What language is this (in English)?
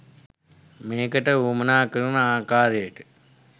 Sinhala